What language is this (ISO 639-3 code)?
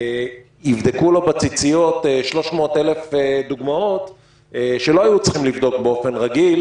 heb